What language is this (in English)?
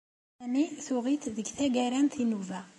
Kabyle